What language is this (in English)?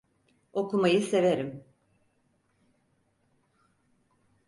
Turkish